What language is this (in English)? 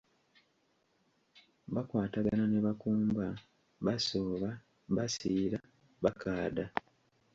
Ganda